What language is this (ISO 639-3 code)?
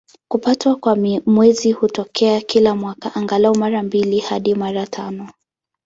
swa